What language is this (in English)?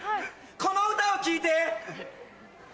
Japanese